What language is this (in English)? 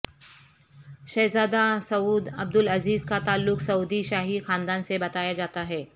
Urdu